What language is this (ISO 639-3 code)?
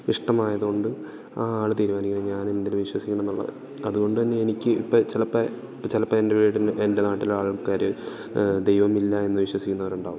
mal